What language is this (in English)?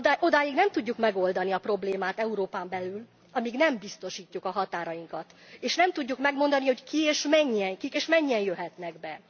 Hungarian